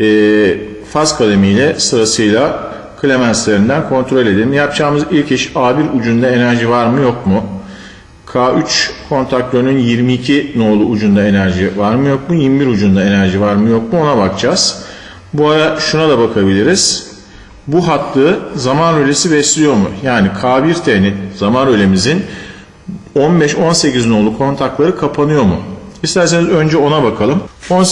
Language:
Turkish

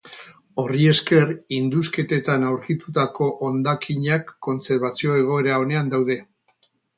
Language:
Basque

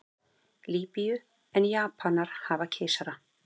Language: Icelandic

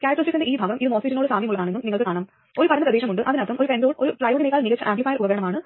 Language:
Malayalam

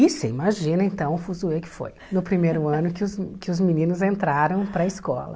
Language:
Portuguese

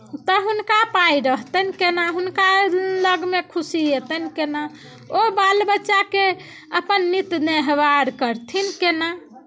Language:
Maithili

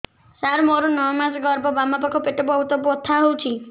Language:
Odia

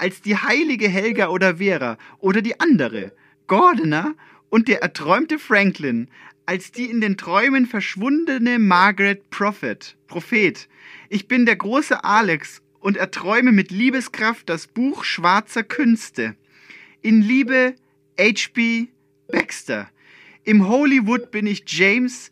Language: German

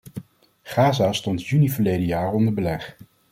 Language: Dutch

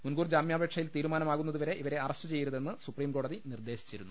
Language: Malayalam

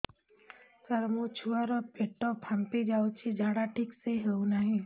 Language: Odia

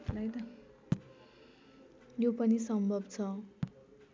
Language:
Nepali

